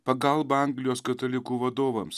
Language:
Lithuanian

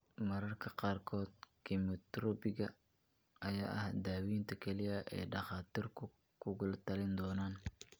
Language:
Somali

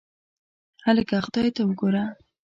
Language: Pashto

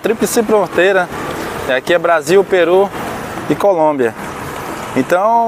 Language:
Portuguese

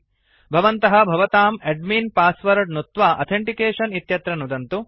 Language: Sanskrit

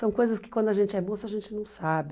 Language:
Portuguese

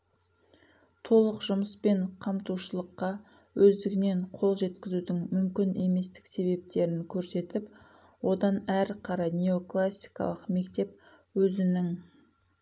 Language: Kazakh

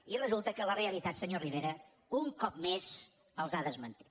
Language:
Catalan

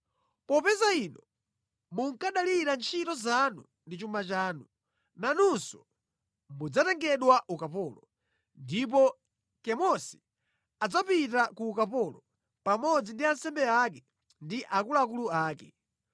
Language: Nyanja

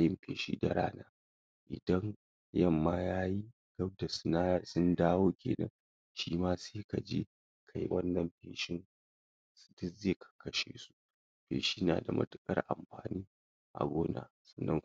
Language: Hausa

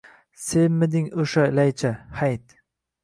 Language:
Uzbek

